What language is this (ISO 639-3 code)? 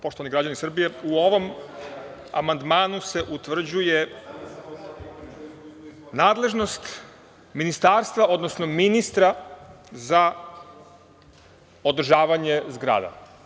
srp